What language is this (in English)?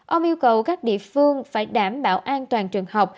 Vietnamese